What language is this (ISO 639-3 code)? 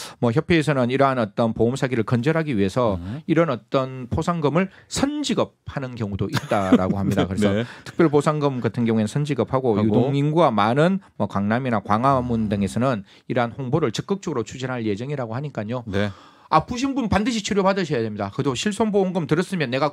kor